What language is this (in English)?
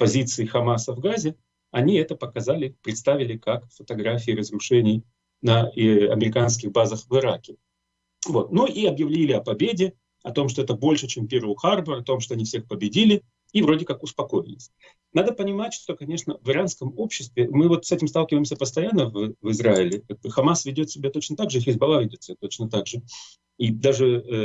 Russian